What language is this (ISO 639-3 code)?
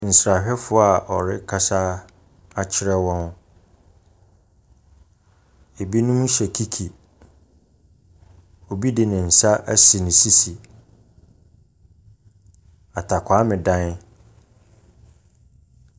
aka